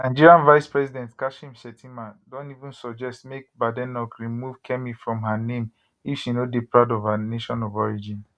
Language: Nigerian Pidgin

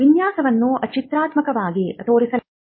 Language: Kannada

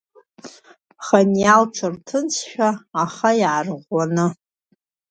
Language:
Abkhazian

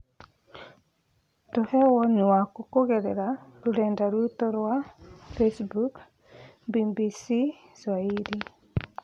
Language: Kikuyu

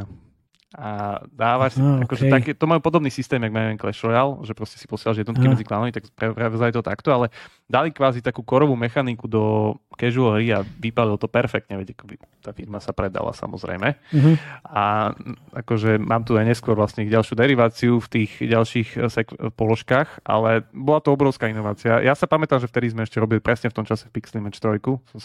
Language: Slovak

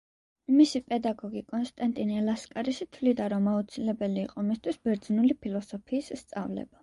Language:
Georgian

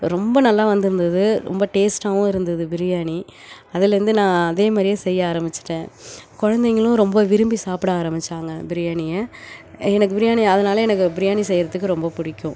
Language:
Tamil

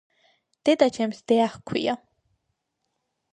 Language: Georgian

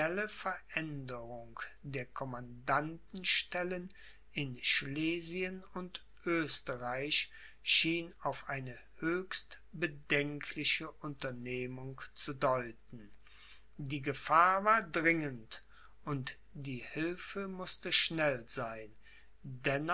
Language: German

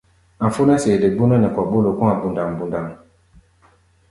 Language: Gbaya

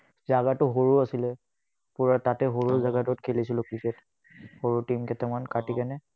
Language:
Assamese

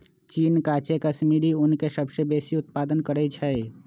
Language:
Magahi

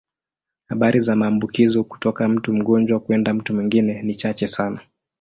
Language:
Swahili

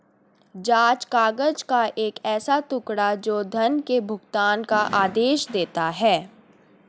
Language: Hindi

